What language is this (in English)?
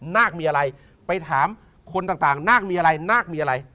Thai